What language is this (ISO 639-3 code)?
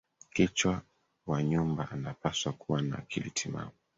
swa